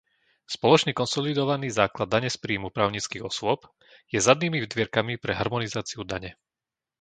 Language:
Slovak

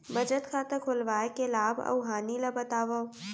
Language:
Chhattisgarhi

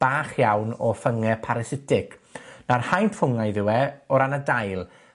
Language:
Welsh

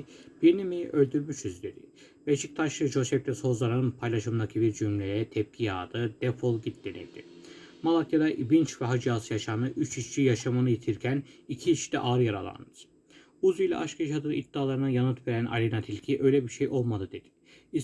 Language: Turkish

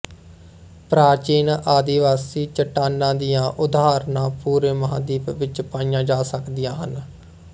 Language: Punjabi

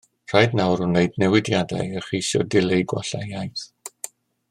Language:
Welsh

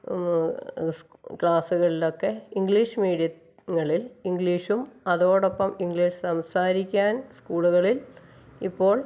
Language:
Malayalam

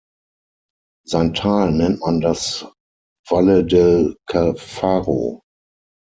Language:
German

